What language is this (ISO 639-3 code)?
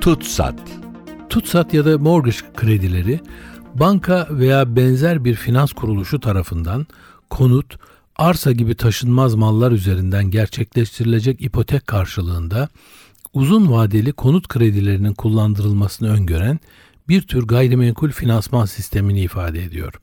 tur